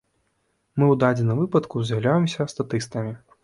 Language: Belarusian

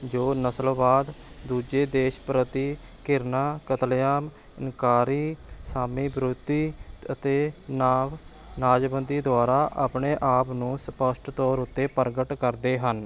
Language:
Punjabi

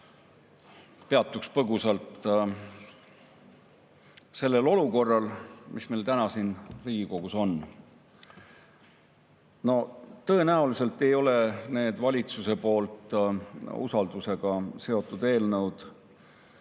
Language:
Estonian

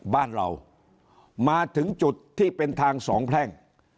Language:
Thai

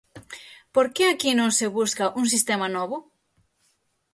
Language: Galician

